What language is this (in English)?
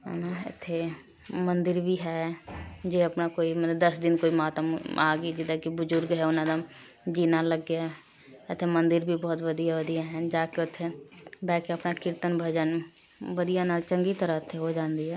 Punjabi